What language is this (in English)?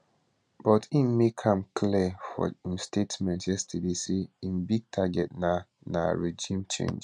Nigerian Pidgin